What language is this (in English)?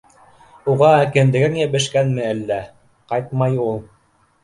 Bashkir